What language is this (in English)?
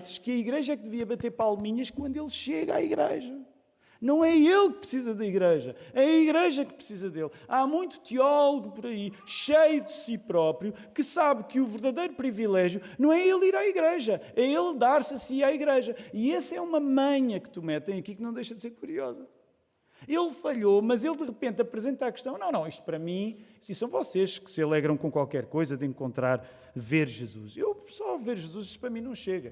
Portuguese